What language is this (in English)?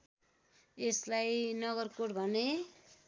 Nepali